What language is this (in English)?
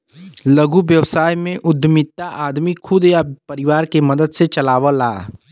Bhojpuri